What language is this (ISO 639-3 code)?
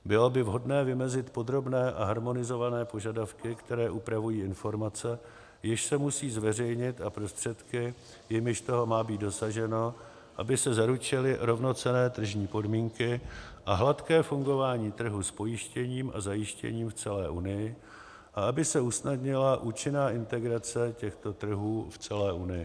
ces